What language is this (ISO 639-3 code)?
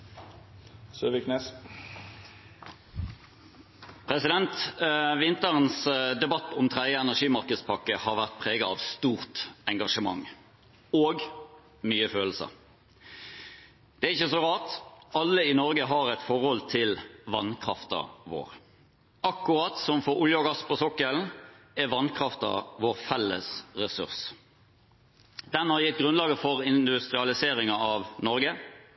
nor